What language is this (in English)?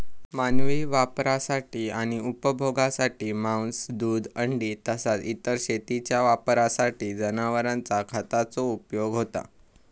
Marathi